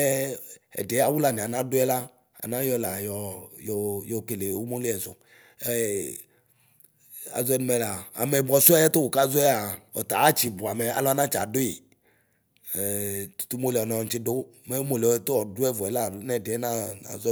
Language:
Ikposo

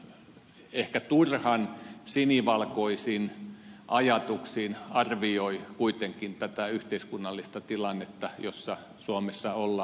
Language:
Finnish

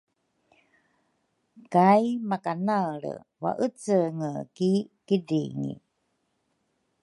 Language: Rukai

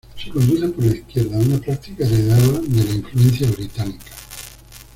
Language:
Spanish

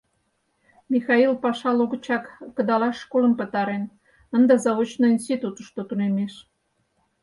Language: Mari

